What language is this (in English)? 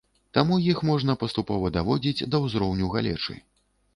Belarusian